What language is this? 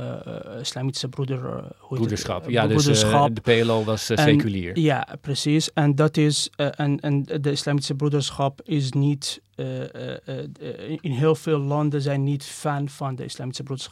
Dutch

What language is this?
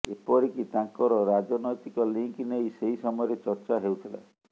Odia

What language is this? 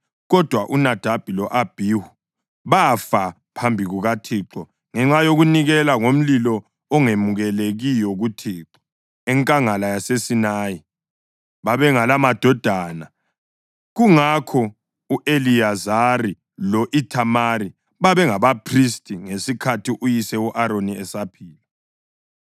North Ndebele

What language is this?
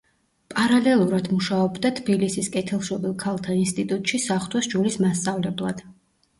Georgian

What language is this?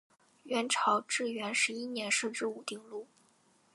Chinese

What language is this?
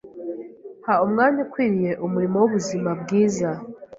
Kinyarwanda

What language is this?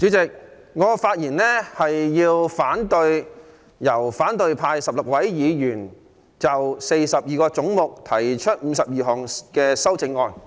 Cantonese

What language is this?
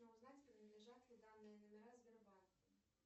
Russian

